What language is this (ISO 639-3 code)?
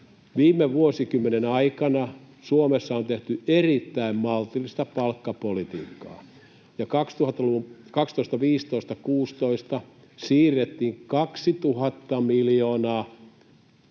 fin